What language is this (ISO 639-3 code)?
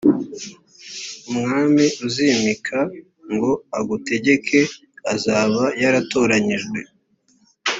kin